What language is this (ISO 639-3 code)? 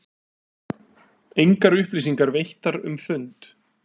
isl